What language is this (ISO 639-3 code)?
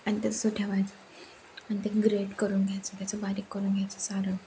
mar